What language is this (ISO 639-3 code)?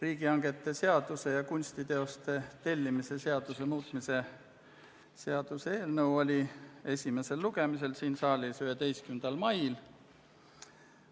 est